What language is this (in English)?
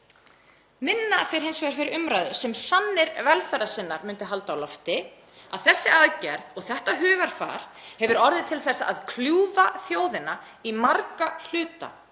Icelandic